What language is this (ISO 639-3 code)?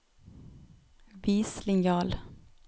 nor